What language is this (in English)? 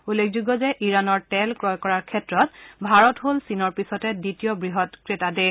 Assamese